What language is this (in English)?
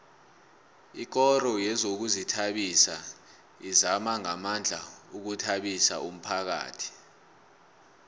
South Ndebele